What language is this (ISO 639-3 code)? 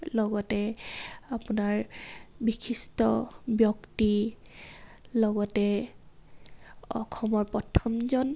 asm